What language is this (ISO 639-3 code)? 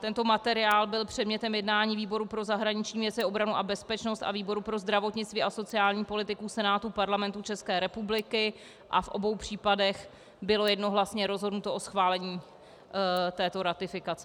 ces